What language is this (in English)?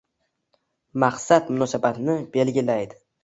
Uzbek